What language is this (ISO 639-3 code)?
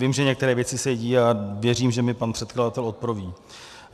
ces